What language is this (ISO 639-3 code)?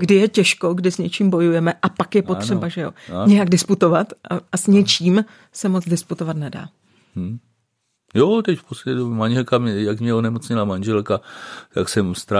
ces